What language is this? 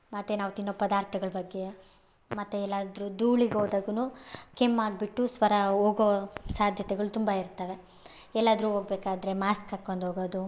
Kannada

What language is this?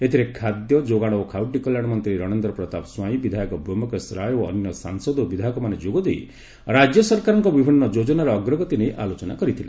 Odia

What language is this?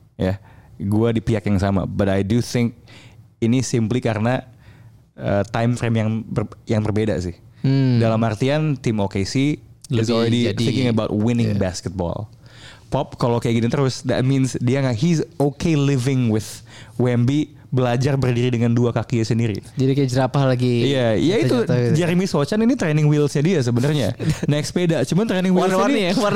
Indonesian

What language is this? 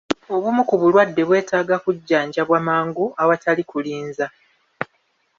Ganda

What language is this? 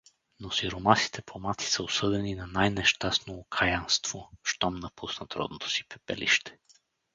Bulgarian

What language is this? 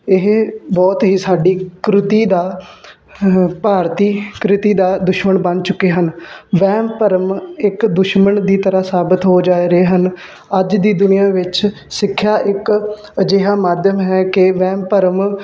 Punjabi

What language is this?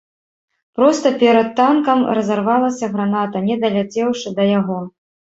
Belarusian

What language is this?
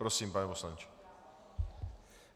Czech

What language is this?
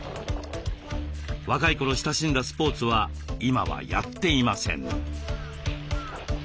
Japanese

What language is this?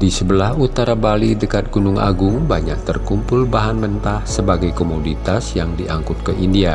Indonesian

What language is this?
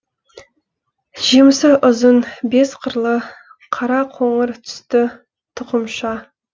Kazakh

